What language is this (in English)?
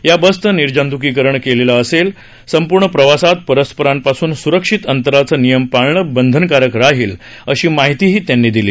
Marathi